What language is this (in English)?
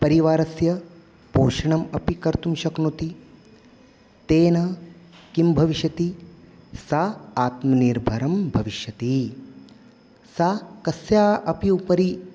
Sanskrit